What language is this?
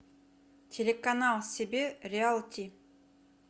Russian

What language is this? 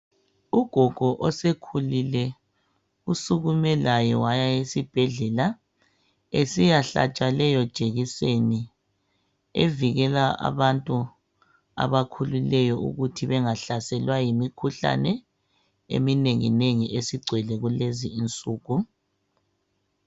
North Ndebele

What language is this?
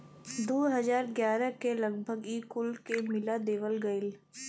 Bhojpuri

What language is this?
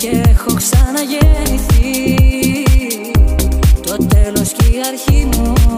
Greek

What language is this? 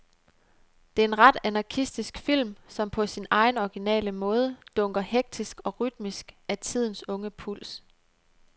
Danish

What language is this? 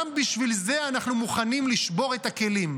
Hebrew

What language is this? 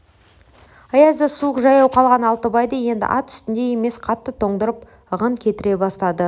Kazakh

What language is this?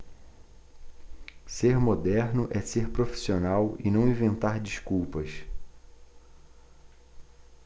Portuguese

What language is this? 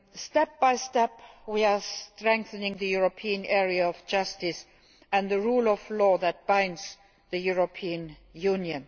English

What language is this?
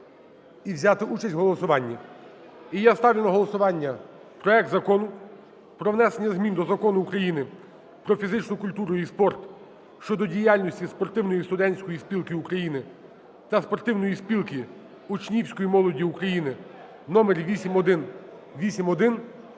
Ukrainian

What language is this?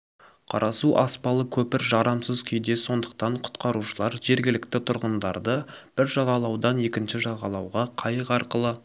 Kazakh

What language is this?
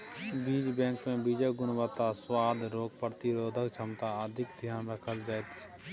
Maithili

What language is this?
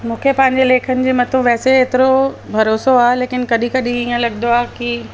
Sindhi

